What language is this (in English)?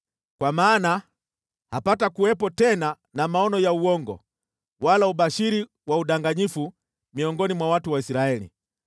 Swahili